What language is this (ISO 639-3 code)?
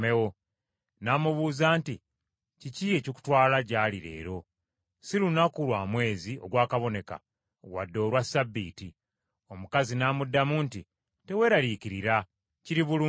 lug